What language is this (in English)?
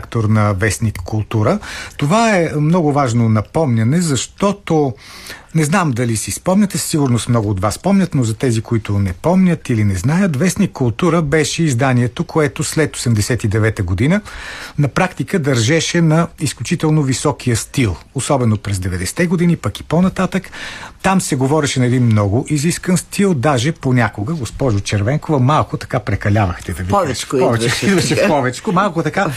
Bulgarian